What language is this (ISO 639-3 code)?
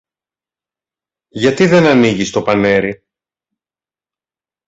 ell